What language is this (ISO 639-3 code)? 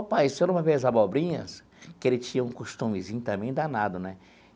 por